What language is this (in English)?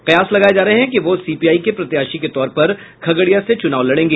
Hindi